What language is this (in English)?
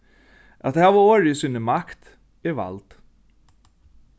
Faroese